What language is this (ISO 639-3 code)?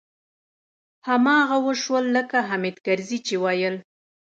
pus